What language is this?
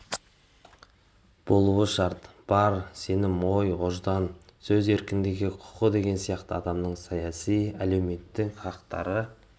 Kazakh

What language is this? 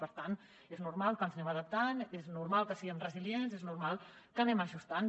Catalan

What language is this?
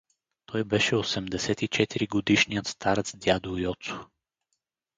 Bulgarian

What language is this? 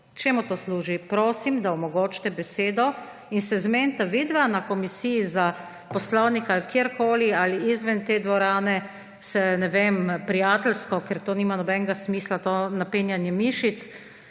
Slovenian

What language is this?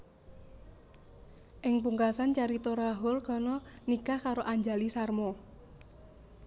Javanese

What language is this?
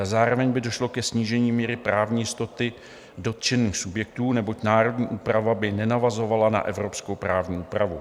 Czech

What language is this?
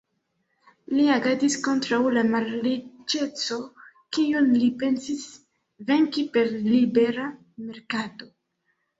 Esperanto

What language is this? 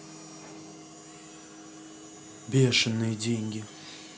Russian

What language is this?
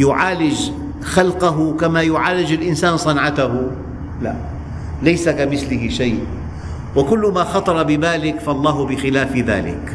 Arabic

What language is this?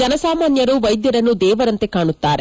Kannada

